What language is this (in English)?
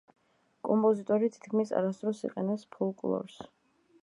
Georgian